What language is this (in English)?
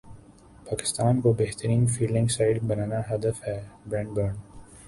Urdu